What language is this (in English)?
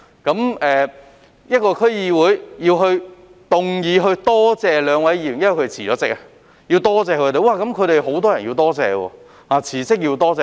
Cantonese